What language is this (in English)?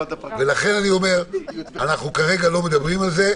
Hebrew